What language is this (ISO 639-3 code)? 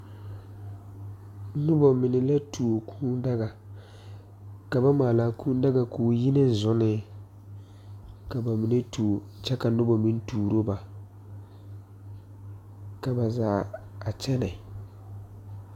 dga